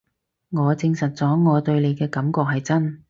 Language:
Cantonese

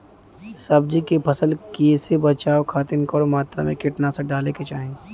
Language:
Bhojpuri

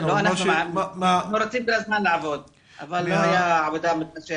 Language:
Hebrew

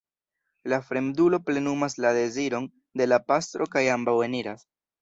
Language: Esperanto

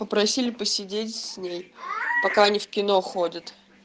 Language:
Russian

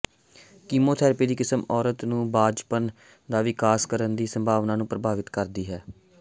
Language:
Punjabi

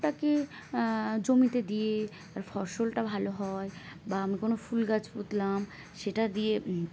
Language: Bangla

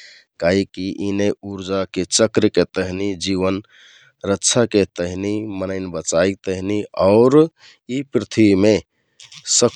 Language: Kathoriya Tharu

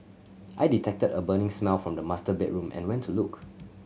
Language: English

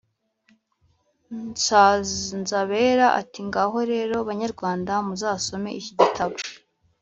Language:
Kinyarwanda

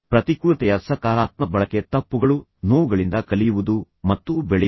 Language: Kannada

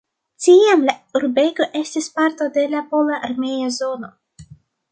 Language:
Esperanto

